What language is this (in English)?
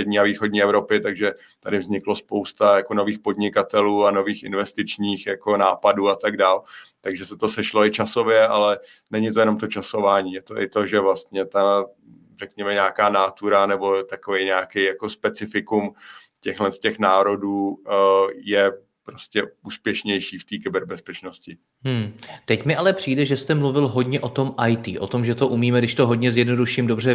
Czech